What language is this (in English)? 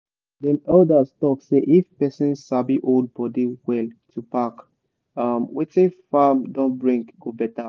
Nigerian Pidgin